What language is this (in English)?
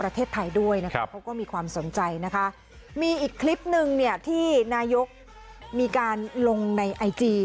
Thai